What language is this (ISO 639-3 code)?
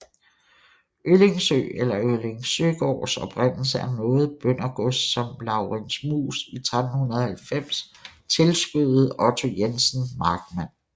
dan